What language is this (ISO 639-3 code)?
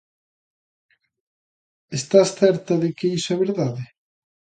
glg